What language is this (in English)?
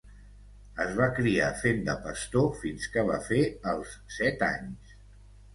Catalan